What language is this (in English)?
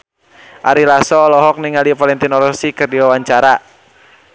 Sundanese